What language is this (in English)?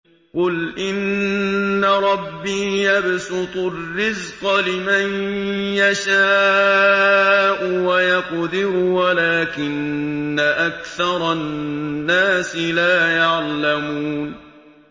Arabic